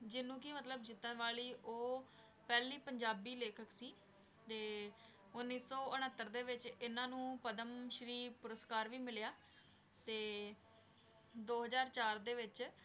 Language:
Punjabi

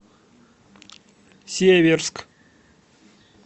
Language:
Russian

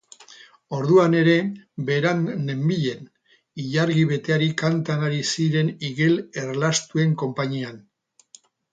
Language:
Basque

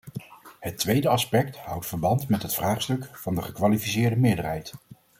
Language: Dutch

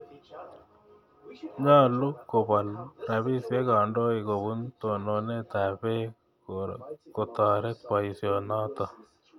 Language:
Kalenjin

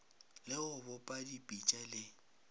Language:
Northern Sotho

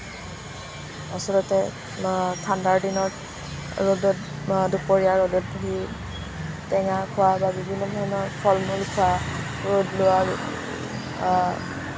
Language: Assamese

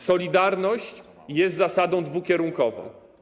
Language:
Polish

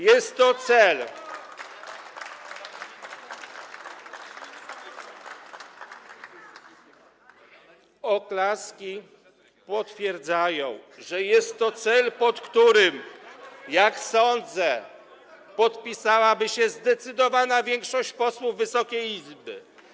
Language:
Polish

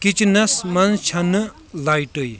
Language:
Kashmiri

